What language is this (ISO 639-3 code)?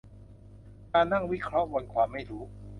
tha